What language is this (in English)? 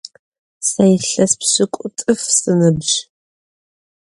Adyghe